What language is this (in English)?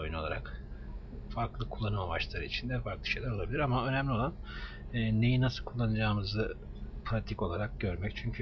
Turkish